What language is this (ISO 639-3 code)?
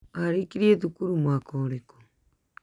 kik